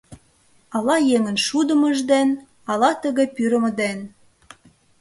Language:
Mari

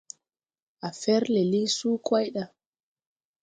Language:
Tupuri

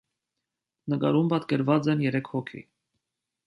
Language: Armenian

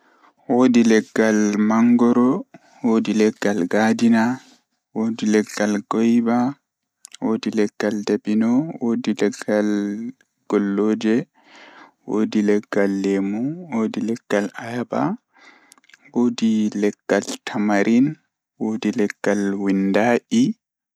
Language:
Fula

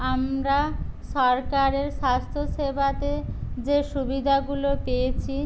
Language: Bangla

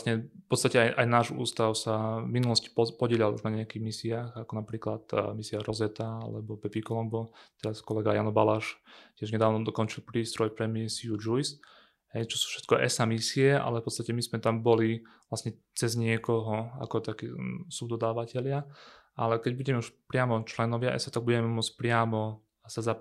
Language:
Slovak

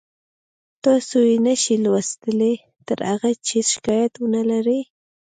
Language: Pashto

